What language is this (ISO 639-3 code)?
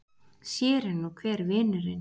isl